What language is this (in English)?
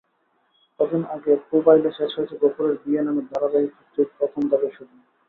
Bangla